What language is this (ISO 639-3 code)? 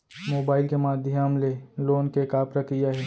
hne